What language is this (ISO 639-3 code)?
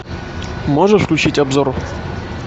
rus